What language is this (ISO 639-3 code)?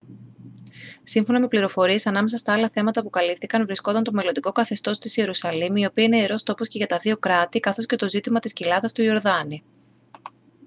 ell